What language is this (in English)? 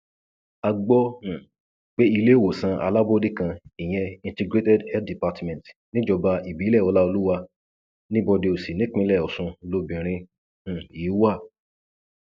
Yoruba